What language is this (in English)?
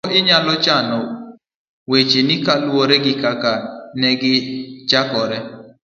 Luo (Kenya and Tanzania)